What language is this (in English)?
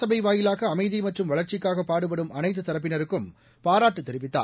Tamil